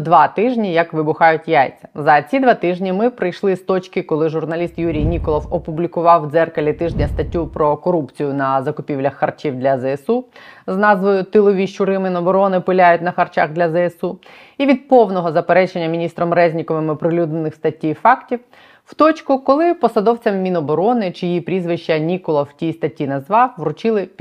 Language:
Ukrainian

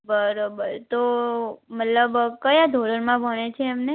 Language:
Gujarati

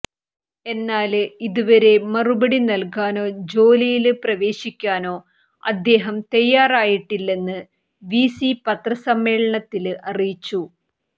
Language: Malayalam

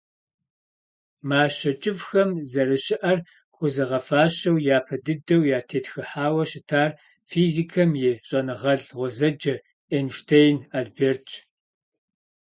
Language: Kabardian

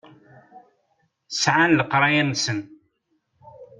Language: Kabyle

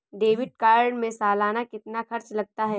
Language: Hindi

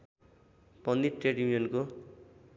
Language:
Nepali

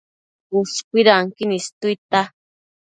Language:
Matsés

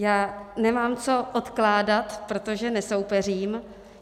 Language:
Czech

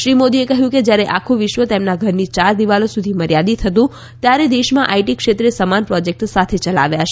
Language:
Gujarati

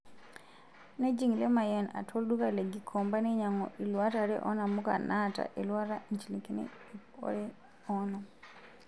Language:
Masai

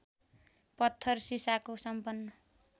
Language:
Nepali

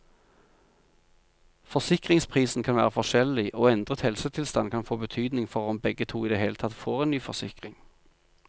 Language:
Norwegian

